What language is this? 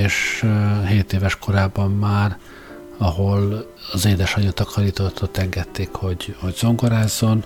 Hungarian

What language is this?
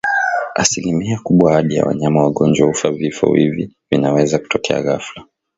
Swahili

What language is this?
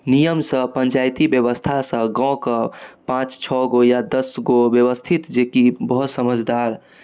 Maithili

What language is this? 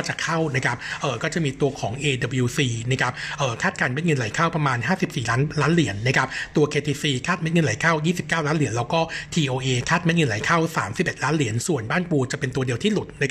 Thai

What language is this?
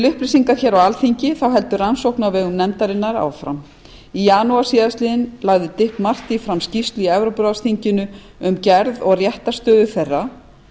Icelandic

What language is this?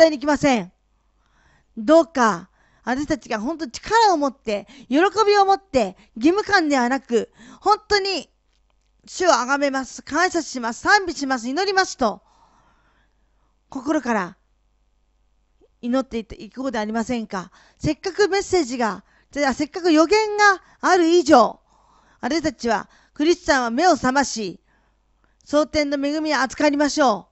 Japanese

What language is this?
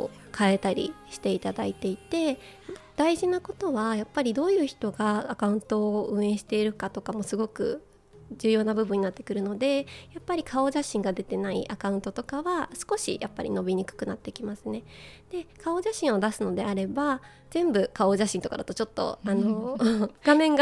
Japanese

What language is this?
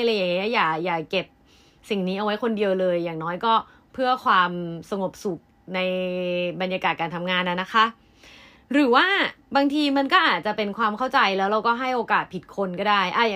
Thai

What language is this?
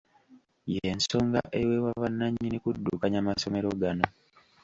Ganda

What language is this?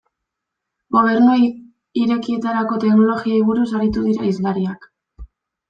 Basque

